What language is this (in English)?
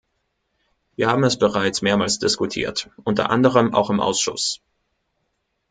German